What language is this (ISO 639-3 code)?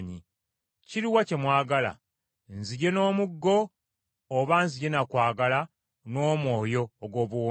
lug